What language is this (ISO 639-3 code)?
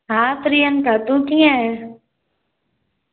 snd